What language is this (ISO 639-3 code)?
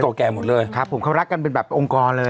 tha